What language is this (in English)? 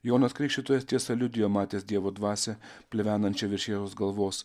Lithuanian